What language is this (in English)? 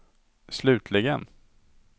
Swedish